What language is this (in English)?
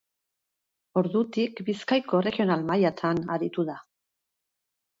Basque